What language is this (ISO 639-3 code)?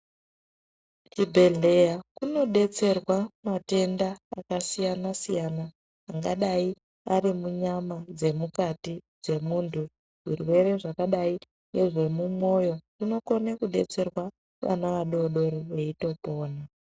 ndc